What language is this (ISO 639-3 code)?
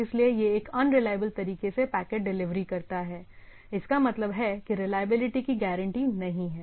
hin